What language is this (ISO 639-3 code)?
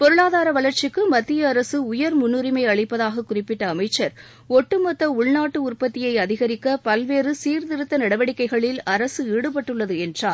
tam